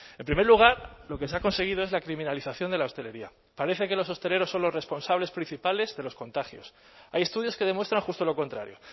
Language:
Spanish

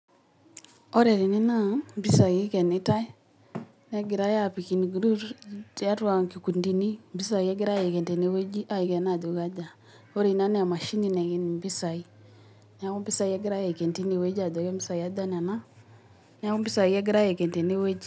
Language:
Masai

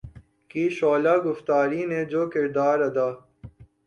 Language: Urdu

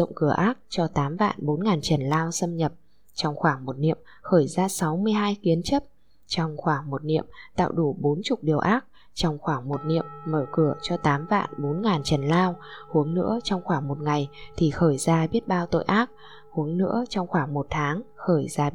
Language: Vietnamese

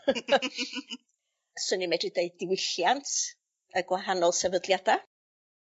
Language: Welsh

